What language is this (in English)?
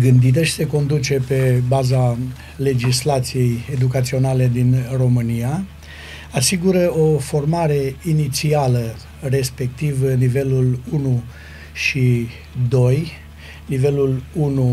Romanian